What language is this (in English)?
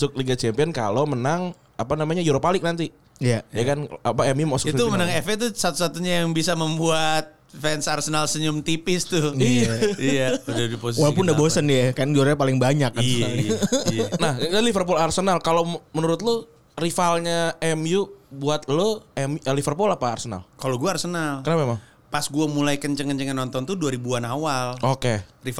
Indonesian